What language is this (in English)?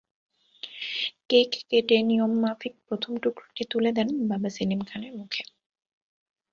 Bangla